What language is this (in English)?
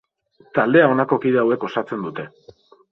Basque